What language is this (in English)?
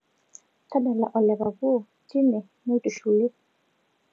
Masai